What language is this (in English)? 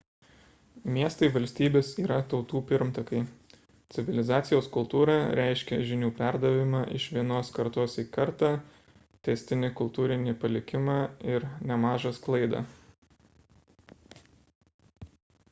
Lithuanian